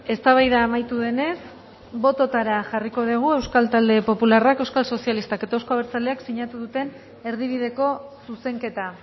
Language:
Basque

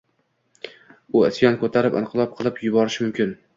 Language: Uzbek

